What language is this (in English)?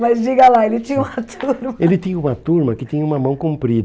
Portuguese